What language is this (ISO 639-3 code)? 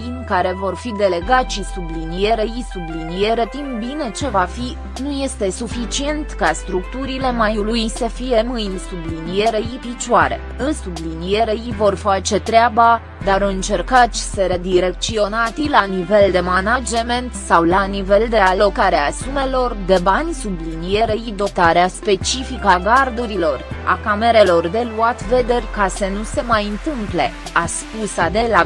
ron